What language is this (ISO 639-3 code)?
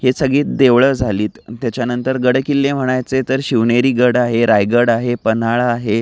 mar